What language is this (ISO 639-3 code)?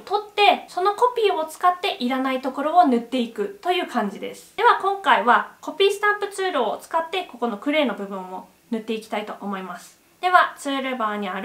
jpn